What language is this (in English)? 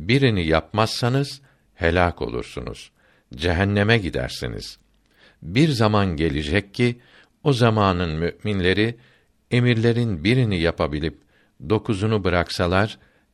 Turkish